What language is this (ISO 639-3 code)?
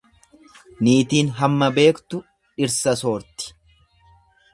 orm